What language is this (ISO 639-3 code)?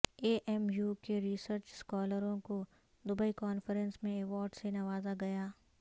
urd